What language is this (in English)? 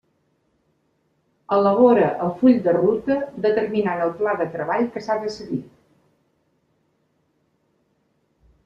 Catalan